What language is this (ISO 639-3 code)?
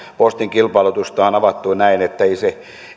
fin